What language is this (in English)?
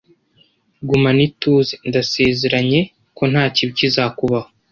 Kinyarwanda